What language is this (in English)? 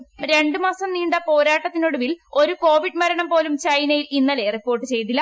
Malayalam